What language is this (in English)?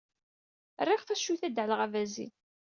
Kabyle